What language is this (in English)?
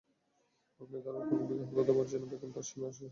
Bangla